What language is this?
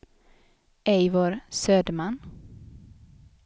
Swedish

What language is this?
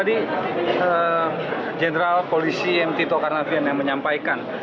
Indonesian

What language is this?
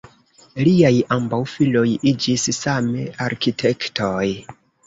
Esperanto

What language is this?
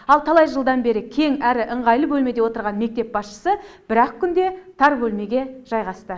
Kazakh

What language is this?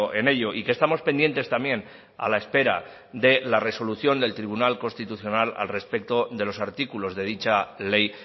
Spanish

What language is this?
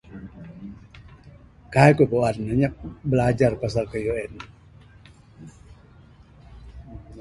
Bukar-Sadung Bidayuh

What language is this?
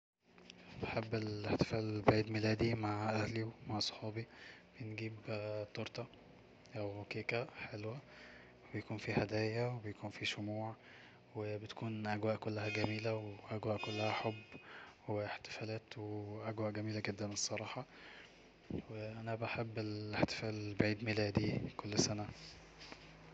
Egyptian Arabic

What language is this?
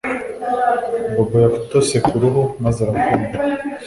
Kinyarwanda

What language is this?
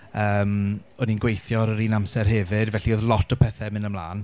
Welsh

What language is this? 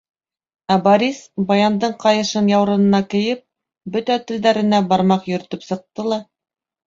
Bashkir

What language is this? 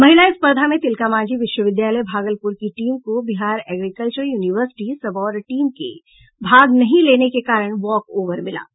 Hindi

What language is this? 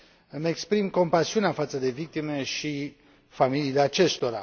Romanian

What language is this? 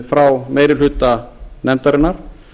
Icelandic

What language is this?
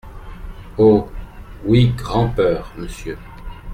French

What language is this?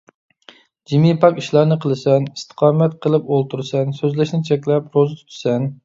Uyghur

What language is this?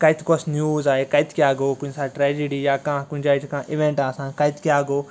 Kashmiri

